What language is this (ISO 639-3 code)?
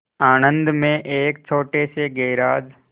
hin